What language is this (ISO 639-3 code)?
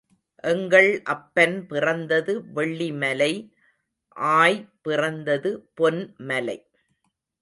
tam